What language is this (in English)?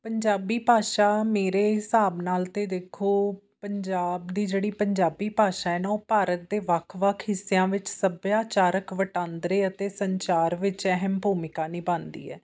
Punjabi